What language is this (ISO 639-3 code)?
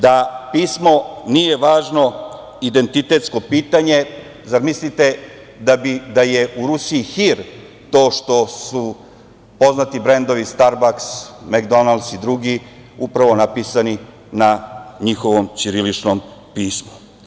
srp